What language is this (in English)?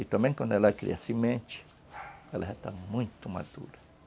Portuguese